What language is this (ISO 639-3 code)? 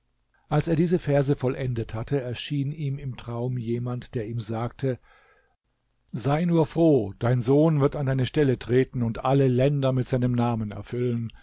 deu